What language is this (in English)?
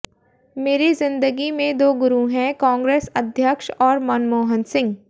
Hindi